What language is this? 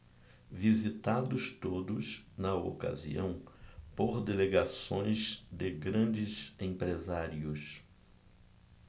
Portuguese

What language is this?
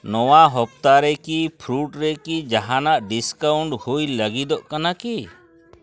Santali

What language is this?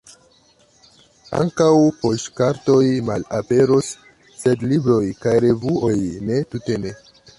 Esperanto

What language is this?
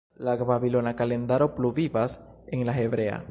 Esperanto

